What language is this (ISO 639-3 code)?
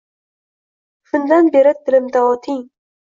uzb